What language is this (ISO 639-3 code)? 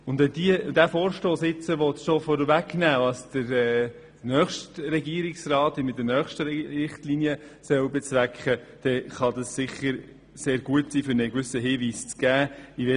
gsw